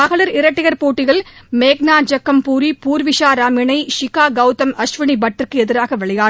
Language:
Tamil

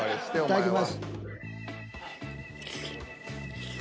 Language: Japanese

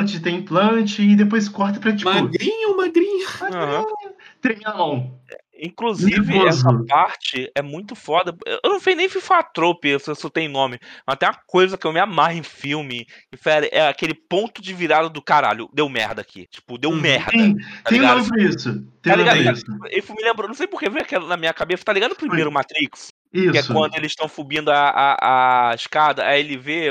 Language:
Portuguese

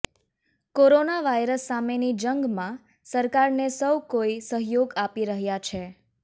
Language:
Gujarati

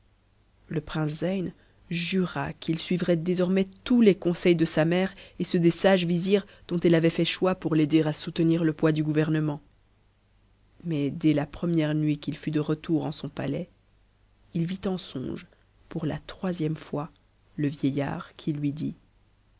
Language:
French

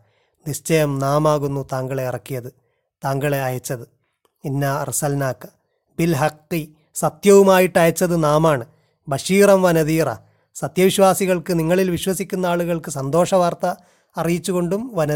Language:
Malayalam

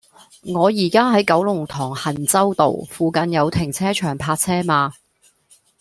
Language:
Cantonese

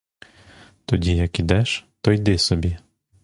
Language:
Ukrainian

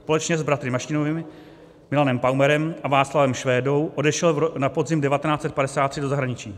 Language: Czech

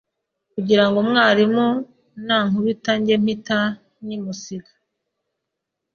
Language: Kinyarwanda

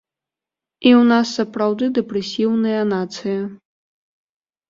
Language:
Belarusian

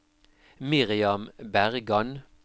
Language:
Norwegian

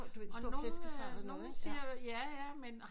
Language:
Danish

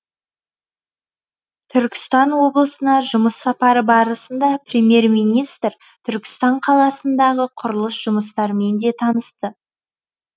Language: Kazakh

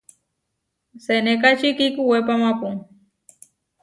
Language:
Huarijio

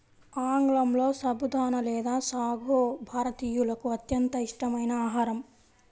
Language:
Telugu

